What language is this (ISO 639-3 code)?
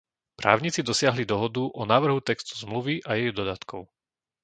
slk